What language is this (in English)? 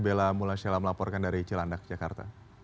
Indonesian